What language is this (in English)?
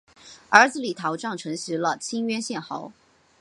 Chinese